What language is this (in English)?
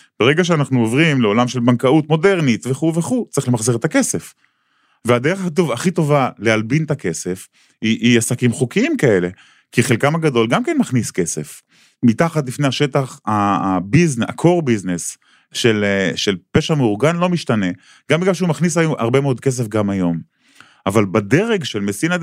Hebrew